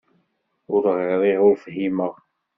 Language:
Kabyle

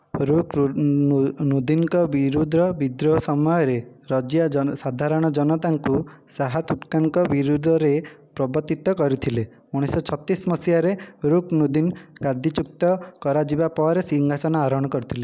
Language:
Odia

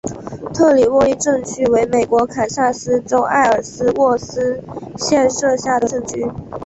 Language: Chinese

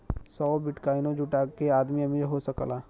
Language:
Bhojpuri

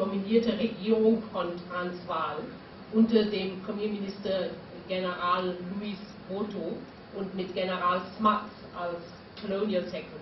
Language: German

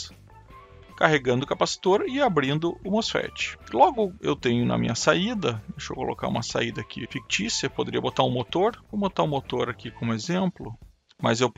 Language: Portuguese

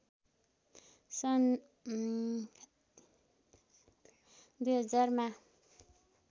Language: Nepali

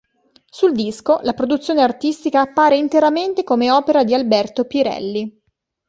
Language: Italian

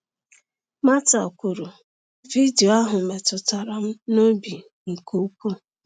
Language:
Igbo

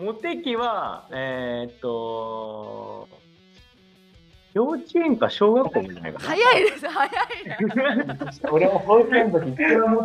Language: Japanese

